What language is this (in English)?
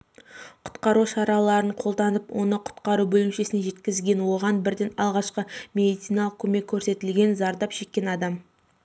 Kazakh